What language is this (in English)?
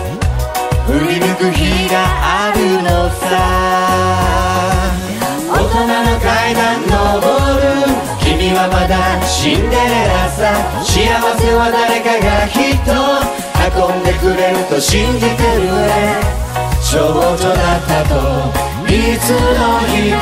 Korean